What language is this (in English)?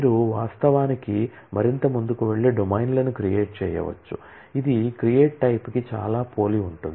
Telugu